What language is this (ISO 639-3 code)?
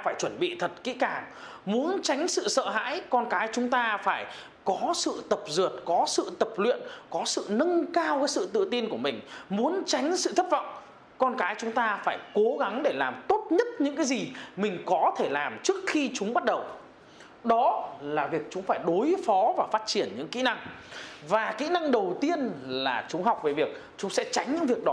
vie